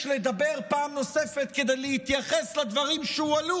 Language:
Hebrew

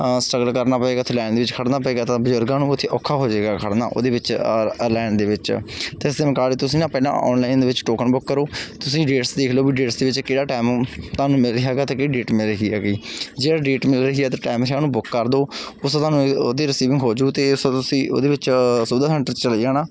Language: Punjabi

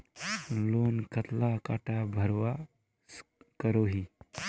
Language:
Magahi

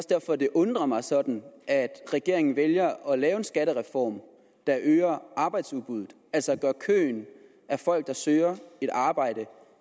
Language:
Danish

